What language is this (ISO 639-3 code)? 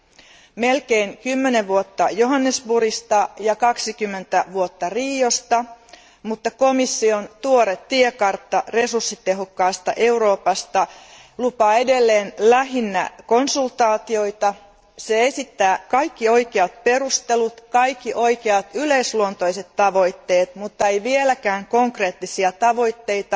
fin